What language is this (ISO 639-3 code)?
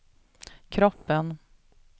swe